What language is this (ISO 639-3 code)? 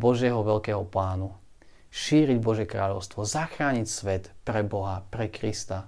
slk